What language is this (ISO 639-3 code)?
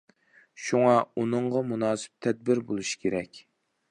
uig